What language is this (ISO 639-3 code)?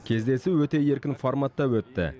kaz